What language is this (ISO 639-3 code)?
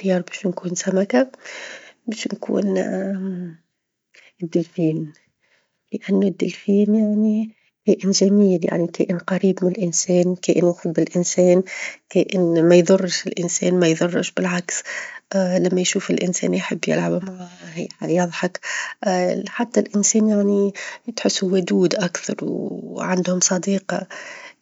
aeb